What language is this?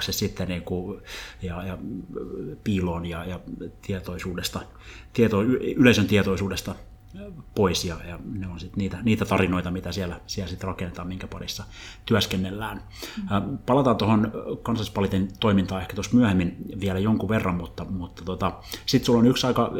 Finnish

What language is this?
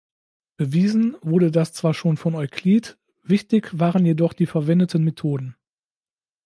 German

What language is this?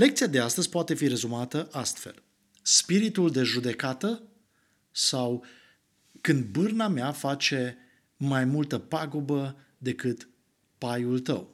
Romanian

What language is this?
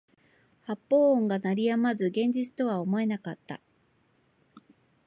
Japanese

